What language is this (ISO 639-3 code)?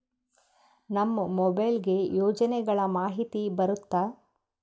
kan